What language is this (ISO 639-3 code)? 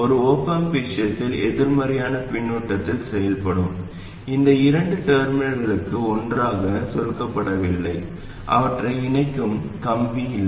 tam